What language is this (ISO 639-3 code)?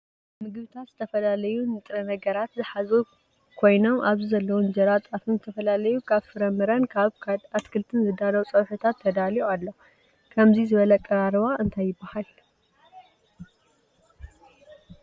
tir